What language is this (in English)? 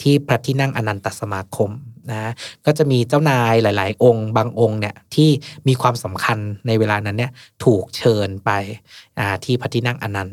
Thai